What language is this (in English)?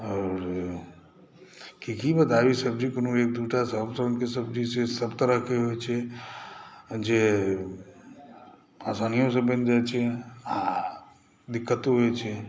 Maithili